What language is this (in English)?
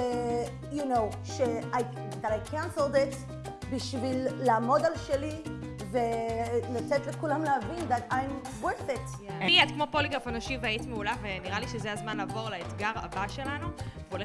Hebrew